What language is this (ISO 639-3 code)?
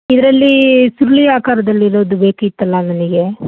kan